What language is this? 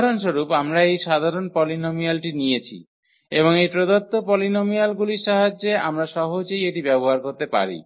Bangla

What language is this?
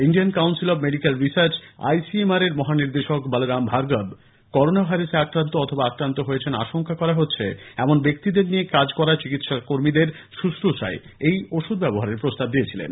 Bangla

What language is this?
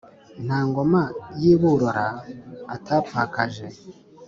Kinyarwanda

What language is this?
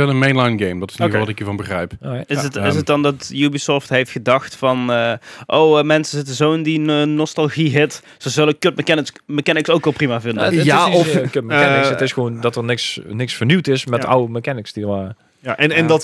Dutch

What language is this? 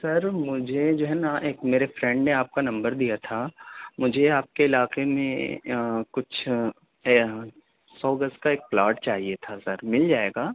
Urdu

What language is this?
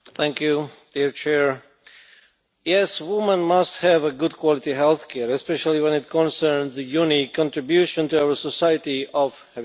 English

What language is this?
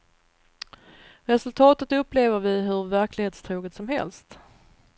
Swedish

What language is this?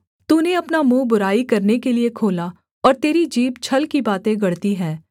Hindi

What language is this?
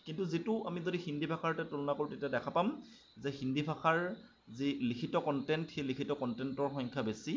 Assamese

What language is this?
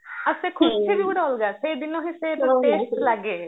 Odia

